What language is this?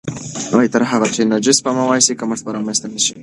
Pashto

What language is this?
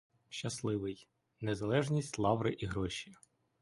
Ukrainian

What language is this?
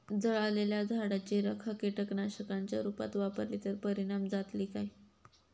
Marathi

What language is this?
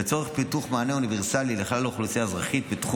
Hebrew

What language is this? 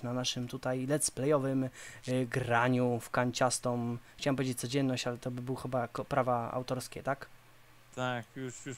Polish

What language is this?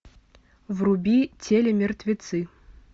Russian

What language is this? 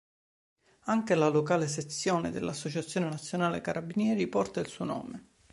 Italian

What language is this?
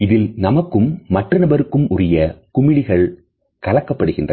Tamil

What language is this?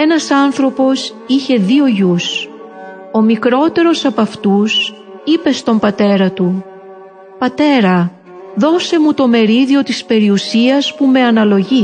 Greek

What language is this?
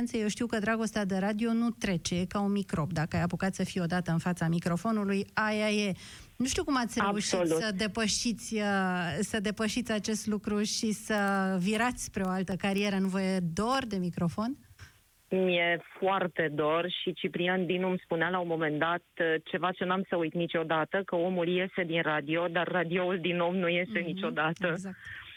Romanian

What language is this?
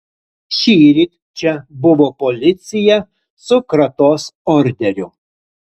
Lithuanian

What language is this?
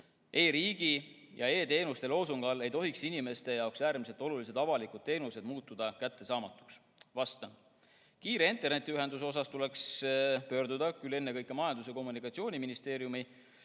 Estonian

